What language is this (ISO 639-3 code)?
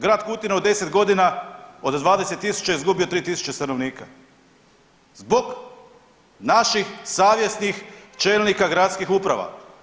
hrv